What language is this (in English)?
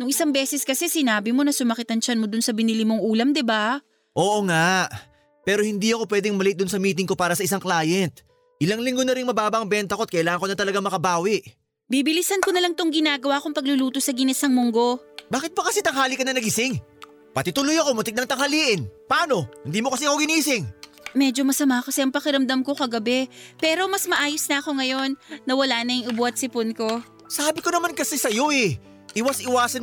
Filipino